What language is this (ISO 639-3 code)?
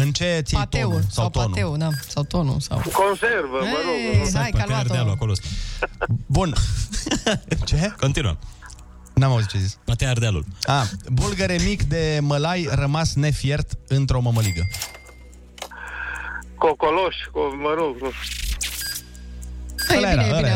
ron